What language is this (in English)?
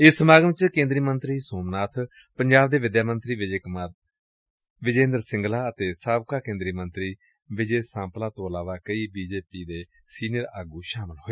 Punjabi